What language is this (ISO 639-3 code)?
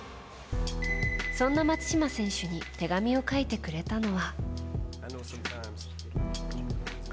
jpn